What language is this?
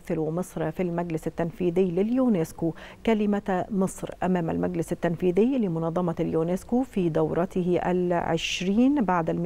Arabic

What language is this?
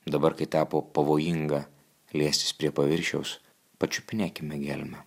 Lithuanian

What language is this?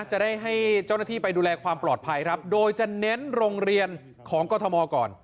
Thai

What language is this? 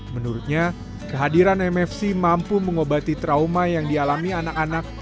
Indonesian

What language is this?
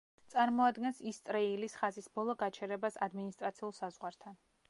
Georgian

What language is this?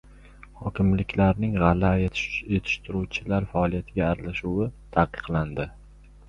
Uzbek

